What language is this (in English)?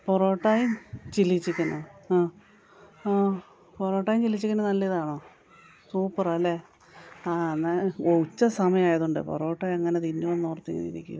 Malayalam